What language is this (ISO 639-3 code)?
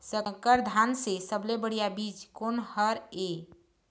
hne